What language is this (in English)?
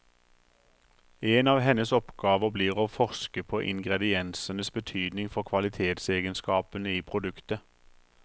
Norwegian